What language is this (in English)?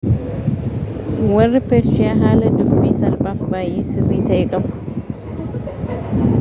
Oromo